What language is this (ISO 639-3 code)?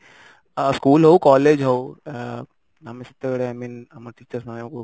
ori